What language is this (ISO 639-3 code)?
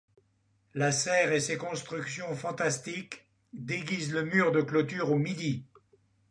fra